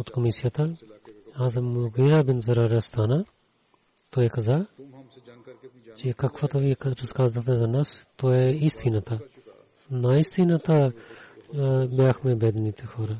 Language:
Bulgarian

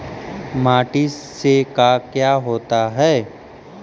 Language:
Magahi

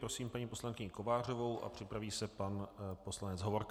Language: Czech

